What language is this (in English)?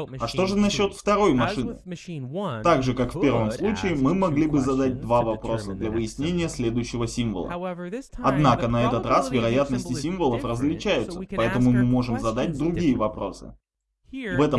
Russian